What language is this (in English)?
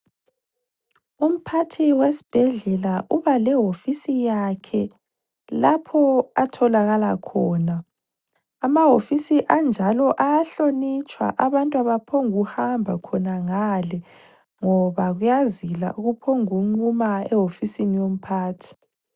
North Ndebele